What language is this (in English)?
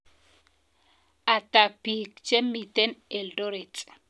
Kalenjin